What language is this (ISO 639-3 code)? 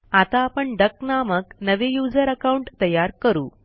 mar